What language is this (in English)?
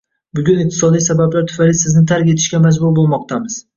Uzbek